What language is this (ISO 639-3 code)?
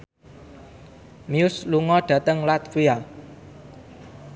jav